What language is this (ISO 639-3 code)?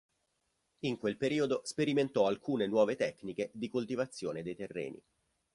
ita